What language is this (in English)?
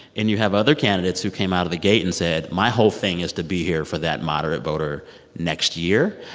English